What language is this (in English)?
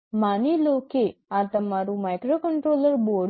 Gujarati